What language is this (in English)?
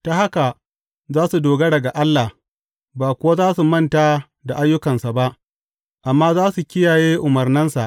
Hausa